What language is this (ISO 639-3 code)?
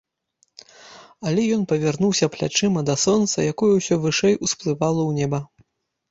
bel